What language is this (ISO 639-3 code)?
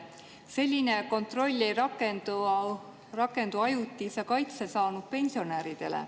est